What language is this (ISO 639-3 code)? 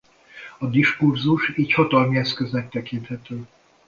hun